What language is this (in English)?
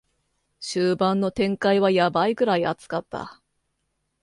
Japanese